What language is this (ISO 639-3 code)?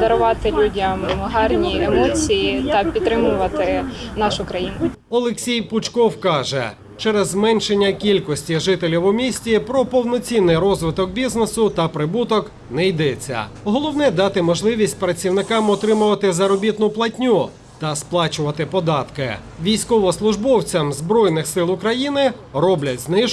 ukr